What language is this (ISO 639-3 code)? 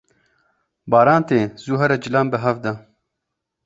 kur